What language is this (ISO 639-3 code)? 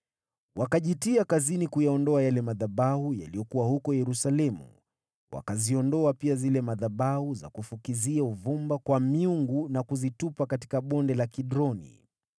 swa